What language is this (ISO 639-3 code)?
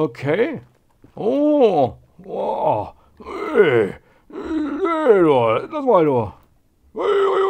deu